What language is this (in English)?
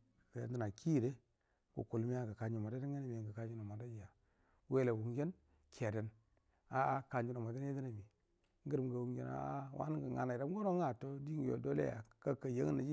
Buduma